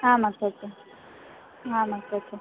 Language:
Sanskrit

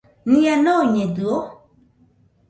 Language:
Nüpode Huitoto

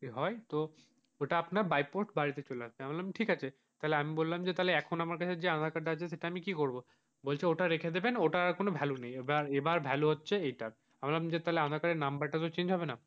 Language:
Bangla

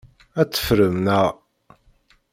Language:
Kabyle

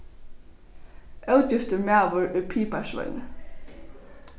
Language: Faroese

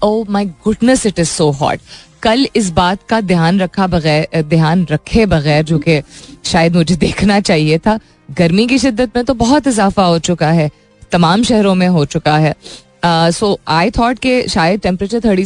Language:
Hindi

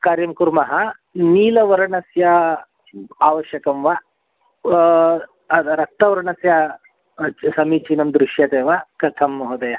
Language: Sanskrit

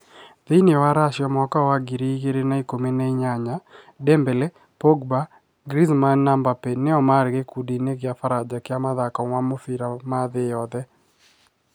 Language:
Kikuyu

